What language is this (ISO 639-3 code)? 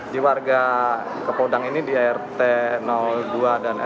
ind